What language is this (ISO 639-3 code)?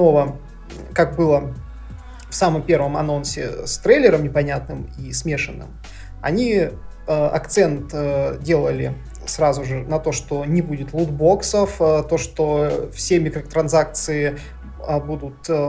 rus